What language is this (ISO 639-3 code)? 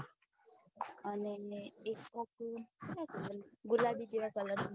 guj